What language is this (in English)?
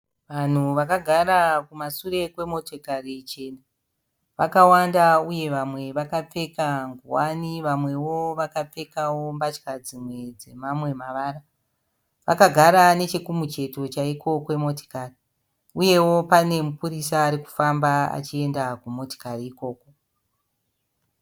Shona